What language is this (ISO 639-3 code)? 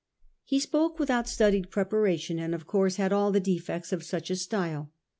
eng